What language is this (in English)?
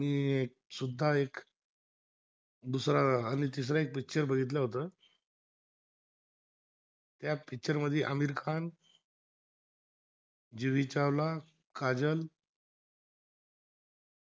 Marathi